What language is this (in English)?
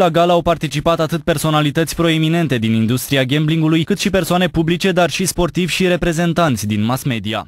Romanian